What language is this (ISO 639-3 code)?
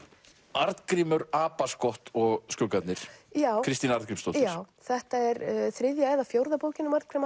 isl